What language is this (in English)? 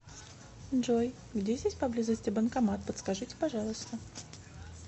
Russian